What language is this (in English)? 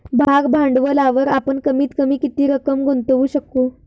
Marathi